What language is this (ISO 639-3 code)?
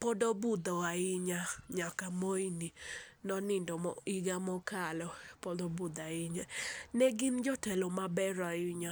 luo